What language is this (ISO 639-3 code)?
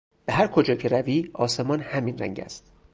fas